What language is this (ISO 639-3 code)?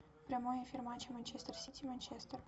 rus